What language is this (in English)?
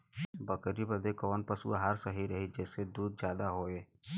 Bhojpuri